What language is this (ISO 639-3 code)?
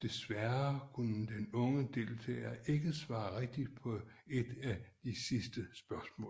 dan